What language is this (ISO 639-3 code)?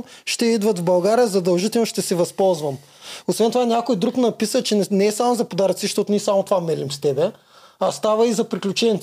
bul